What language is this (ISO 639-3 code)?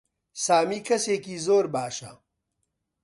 ckb